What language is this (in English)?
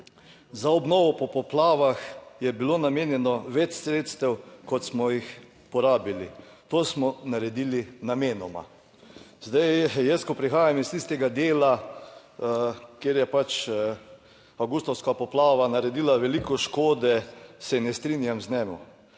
Slovenian